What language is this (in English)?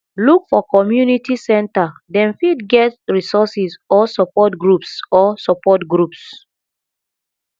Nigerian Pidgin